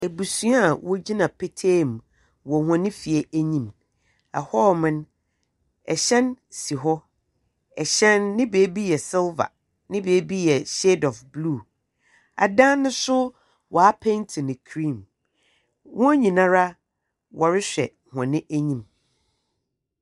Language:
Akan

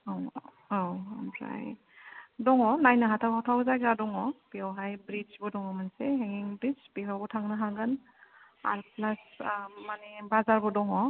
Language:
Bodo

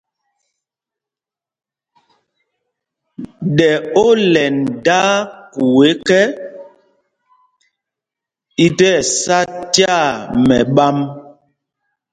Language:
Mpumpong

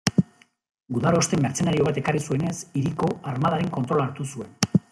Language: Basque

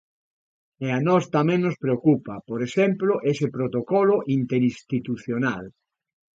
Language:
Galician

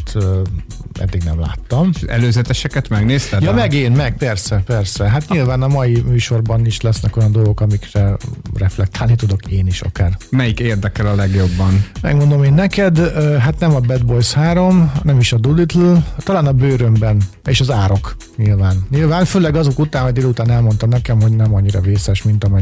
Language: Hungarian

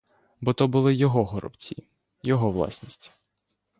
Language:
Ukrainian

